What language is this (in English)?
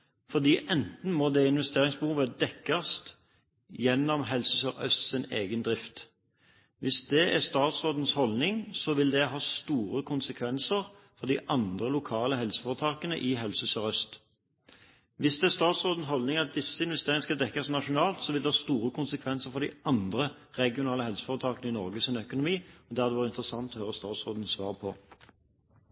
Norwegian Bokmål